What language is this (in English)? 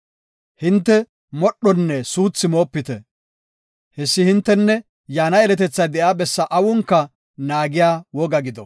Gofa